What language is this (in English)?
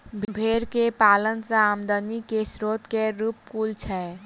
Maithili